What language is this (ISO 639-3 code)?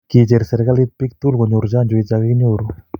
kln